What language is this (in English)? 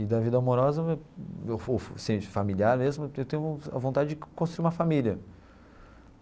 Portuguese